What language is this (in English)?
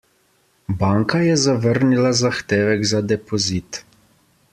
Slovenian